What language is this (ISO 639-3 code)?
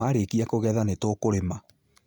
kik